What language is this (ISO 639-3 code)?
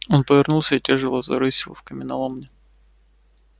rus